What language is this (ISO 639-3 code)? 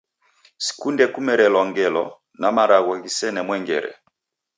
dav